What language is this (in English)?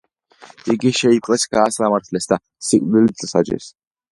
Georgian